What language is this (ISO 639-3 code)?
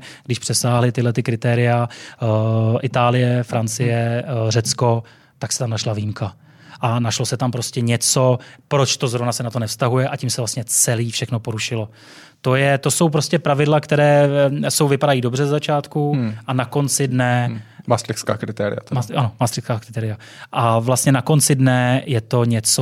ces